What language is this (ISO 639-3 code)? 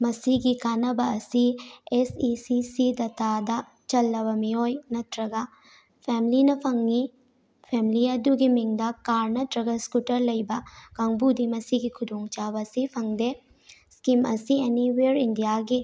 mni